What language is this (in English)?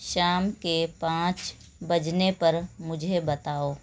Urdu